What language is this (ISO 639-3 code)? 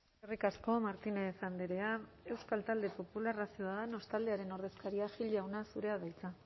eus